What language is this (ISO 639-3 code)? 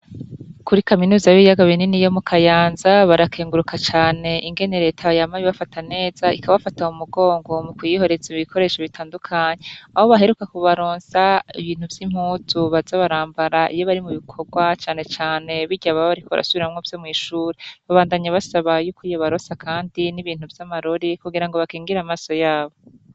run